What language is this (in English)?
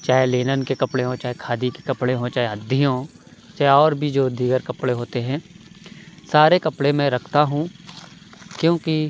Urdu